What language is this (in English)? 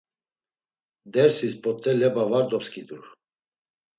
Laz